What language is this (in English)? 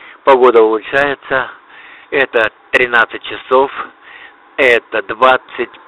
Russian